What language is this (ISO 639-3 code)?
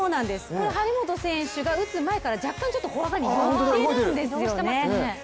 jpn